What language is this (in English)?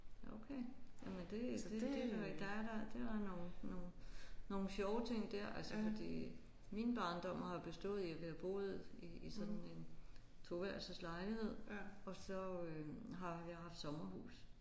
Danish